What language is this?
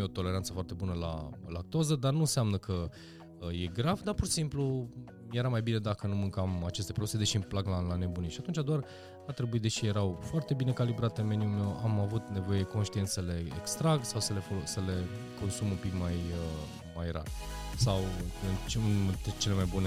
Romanian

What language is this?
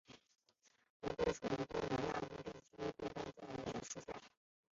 Chinese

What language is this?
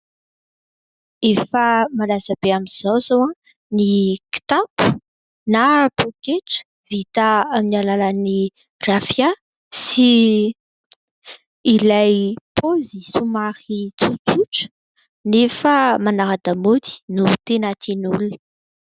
Malagasy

